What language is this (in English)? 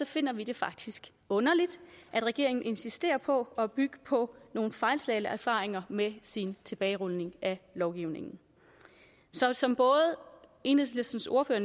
Danish